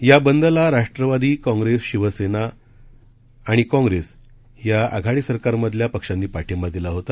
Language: Marathi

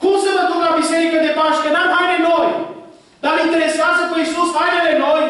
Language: Romanian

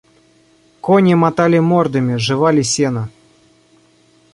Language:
Russian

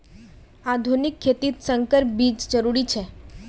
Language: Magahi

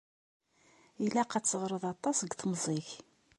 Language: Kabyle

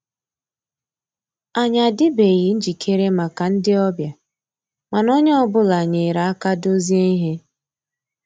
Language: Igbo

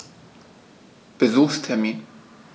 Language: German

